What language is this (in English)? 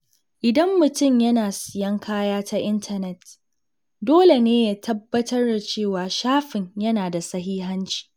Hausa